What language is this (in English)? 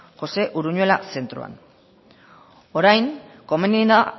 Basque